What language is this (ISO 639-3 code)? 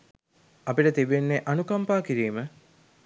sin